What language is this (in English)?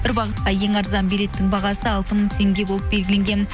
Kazakh